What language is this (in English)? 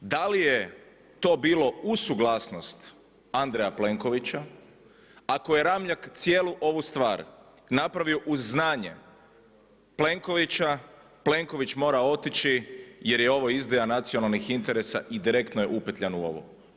Croatian